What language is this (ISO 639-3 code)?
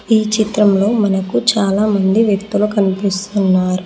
tel